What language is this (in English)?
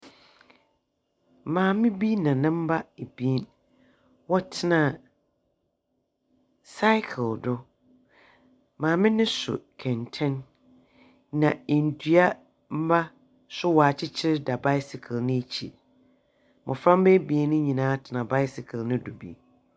Akan